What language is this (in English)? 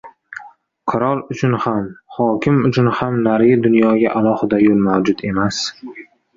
Uzbek